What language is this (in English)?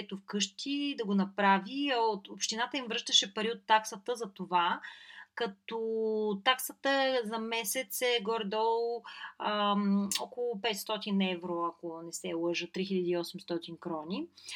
Bulgarian